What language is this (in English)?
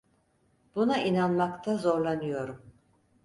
Turkish